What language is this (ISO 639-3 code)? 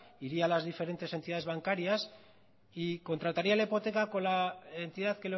spa